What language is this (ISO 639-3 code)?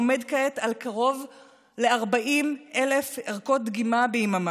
heb